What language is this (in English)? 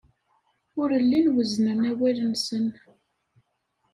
Kabyle